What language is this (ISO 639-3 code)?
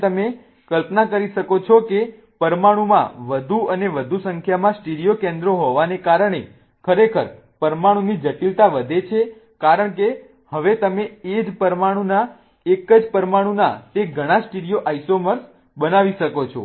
guj